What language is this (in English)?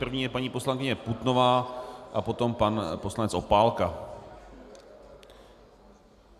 Czech